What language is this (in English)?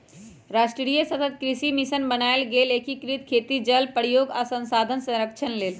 Magahi